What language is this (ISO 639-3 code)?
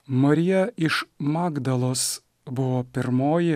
lit